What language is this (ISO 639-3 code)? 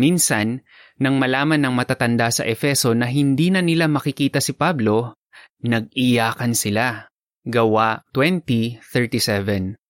fil